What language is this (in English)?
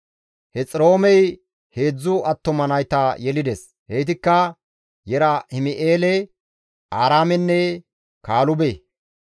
Gamo